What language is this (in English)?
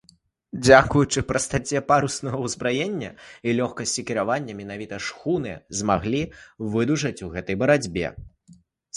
Belarusian